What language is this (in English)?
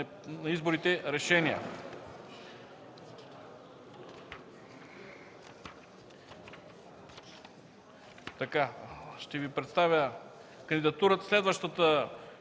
Bulgarian